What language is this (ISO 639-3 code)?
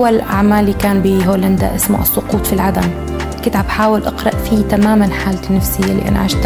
ara